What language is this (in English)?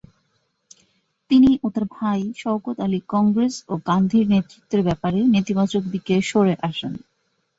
Bangla